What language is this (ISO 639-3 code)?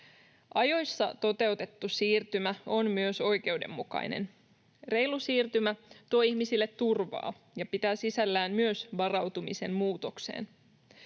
fin